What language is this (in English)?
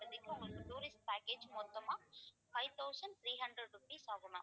Tamil